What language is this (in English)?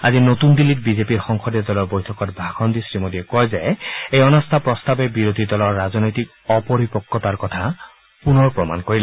Assamese